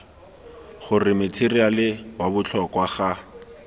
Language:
Tswana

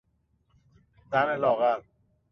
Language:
Persian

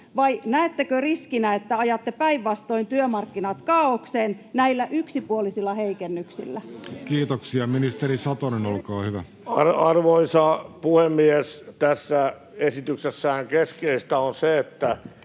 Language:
Finnish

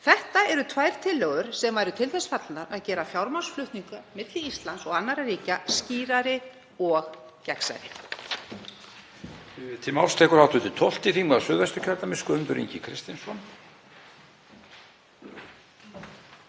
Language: Icelandic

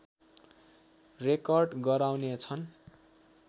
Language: Nepali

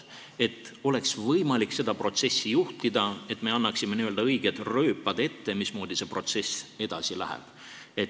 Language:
Estonian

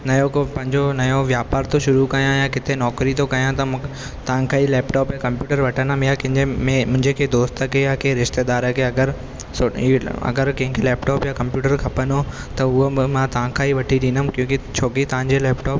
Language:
Sindhi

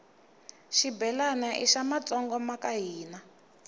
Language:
Tsonga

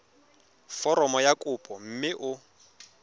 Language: Tswana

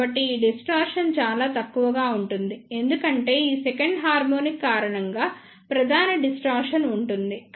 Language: Telugu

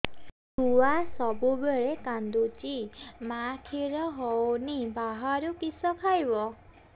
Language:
Odia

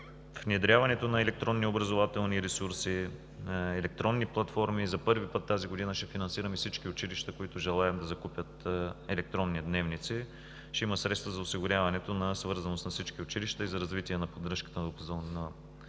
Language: Bulgarian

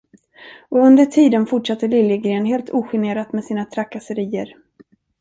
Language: Swedish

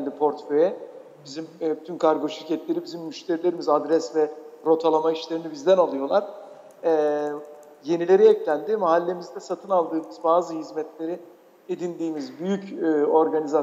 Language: Turkish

